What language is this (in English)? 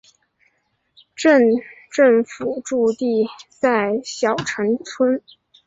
Chinese